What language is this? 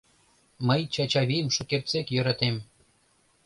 Mari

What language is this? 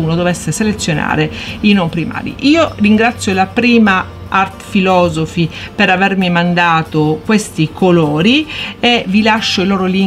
Italian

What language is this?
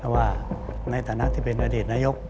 Thai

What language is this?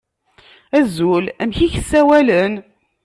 Kabyle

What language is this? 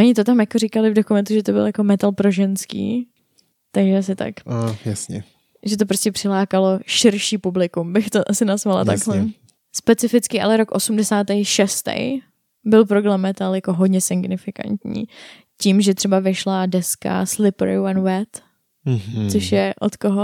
Czech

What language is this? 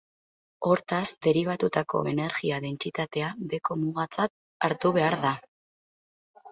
Basque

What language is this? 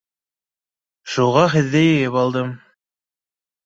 Bashkir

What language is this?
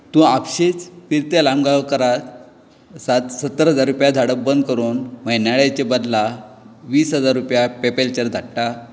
Konkani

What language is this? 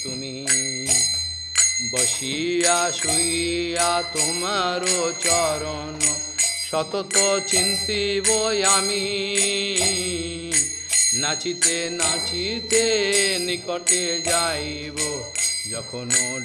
Portuguese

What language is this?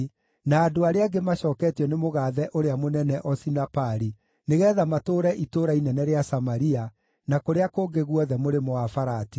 Kikuyu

